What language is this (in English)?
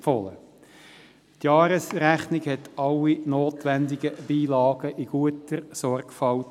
Swiss German